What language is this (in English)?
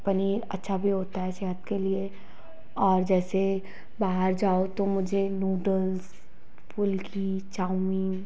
Hindi